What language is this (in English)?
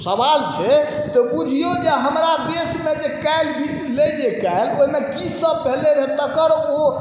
Maithili